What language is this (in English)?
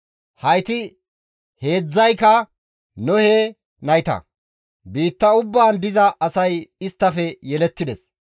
Gamo